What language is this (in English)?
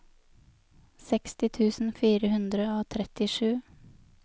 Norwegian